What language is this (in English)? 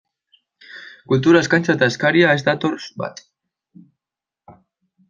Basque